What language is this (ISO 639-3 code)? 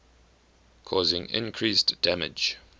eng